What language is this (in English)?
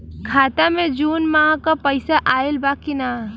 Bhojpuri